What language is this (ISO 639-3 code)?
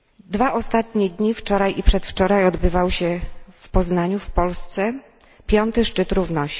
pol